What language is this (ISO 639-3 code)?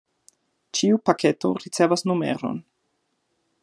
epo